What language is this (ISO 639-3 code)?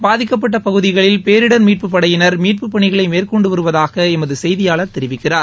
tam